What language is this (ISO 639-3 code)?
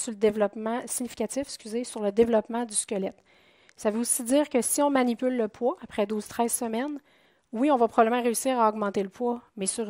fra